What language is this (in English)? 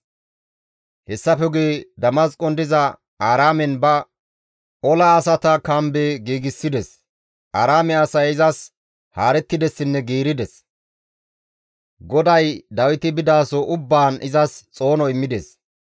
Gamo